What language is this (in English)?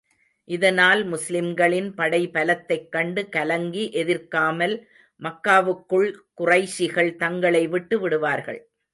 Tamil